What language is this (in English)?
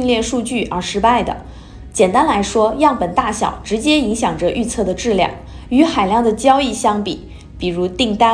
Chinese